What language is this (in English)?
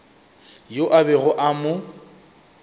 Northern Sotho